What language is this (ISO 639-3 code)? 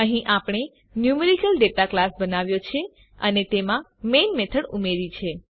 guj